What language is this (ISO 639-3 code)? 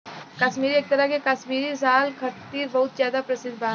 bho